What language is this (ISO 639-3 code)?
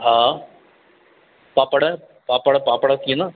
snd